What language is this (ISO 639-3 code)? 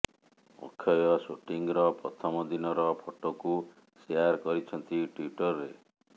ori